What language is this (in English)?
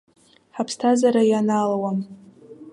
Abkhazian